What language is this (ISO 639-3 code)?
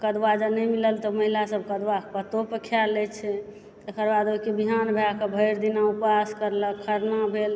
mai